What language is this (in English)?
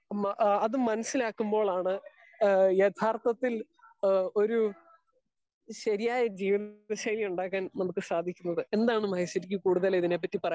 Malayalam